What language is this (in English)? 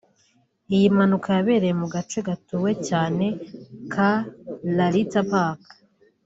Kinyarwanda